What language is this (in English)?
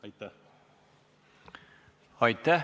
Estonian